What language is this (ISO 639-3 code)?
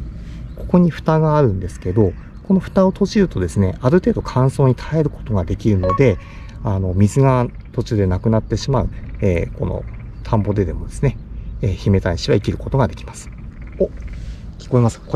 jpn